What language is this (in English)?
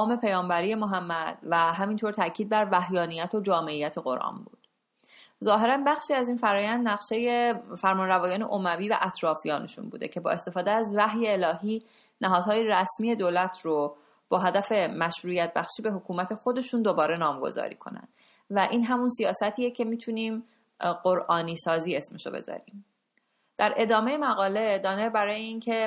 Persian